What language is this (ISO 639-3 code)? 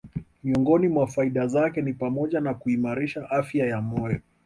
swa